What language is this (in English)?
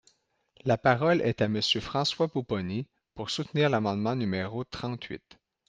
French